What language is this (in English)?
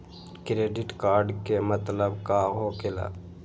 Magahi